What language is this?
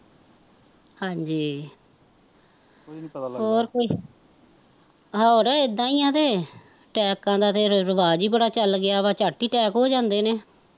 Punjabi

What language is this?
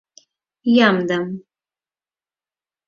Mari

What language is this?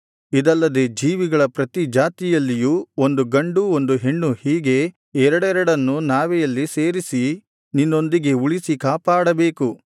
Kannada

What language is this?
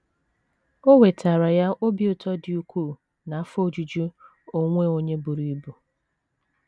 Igbo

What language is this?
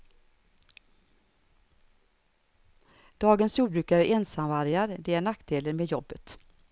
Swedish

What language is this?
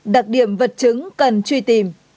Vietnamese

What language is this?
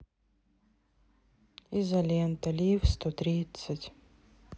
Russian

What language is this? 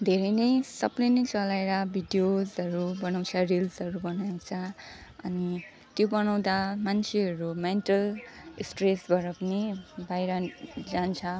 Nepali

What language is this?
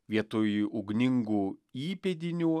Lithuanian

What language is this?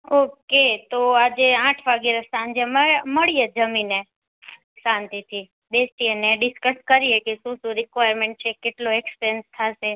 Gujarati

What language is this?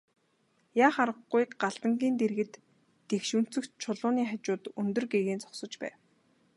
Mongolian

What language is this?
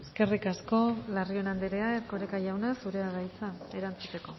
Basque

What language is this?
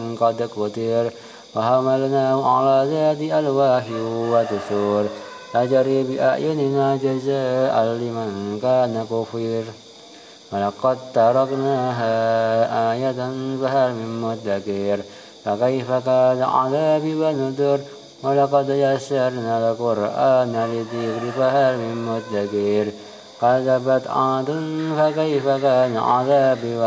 Arabic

